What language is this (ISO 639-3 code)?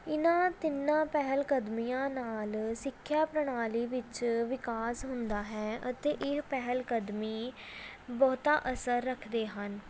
pan